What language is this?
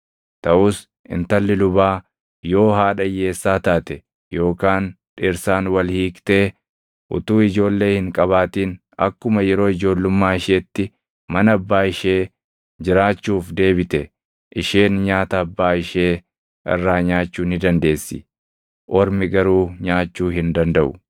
Oromo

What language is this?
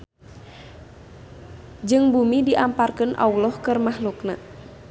Sundanese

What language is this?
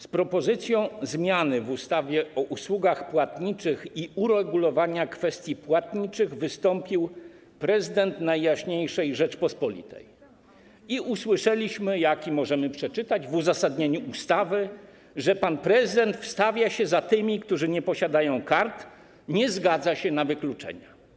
Polish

